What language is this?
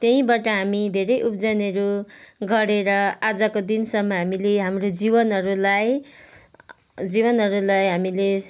Nepali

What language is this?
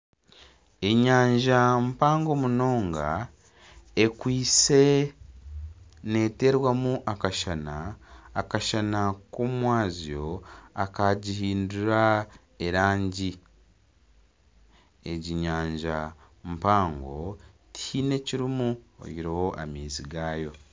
Nyankole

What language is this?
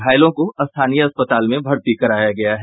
Hindi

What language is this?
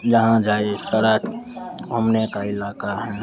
Hindi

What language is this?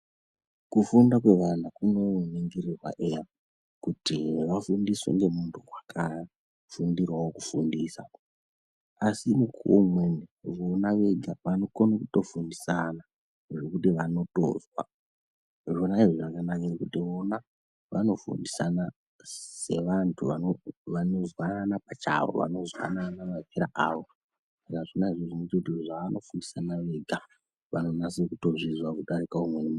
Ndau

